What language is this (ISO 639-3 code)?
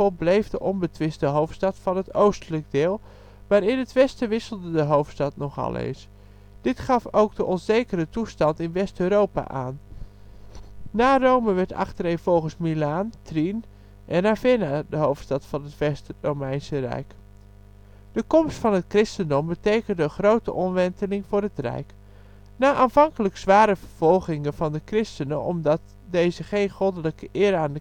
nld